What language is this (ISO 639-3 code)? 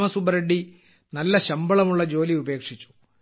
mal